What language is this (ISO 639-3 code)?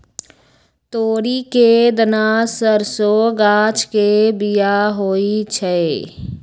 mag